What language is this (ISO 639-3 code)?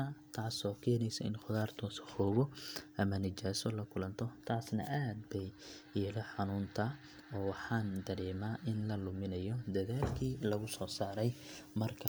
som